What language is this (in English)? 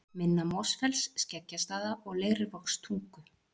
Icelandic